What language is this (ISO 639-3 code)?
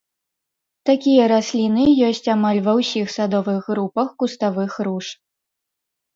bel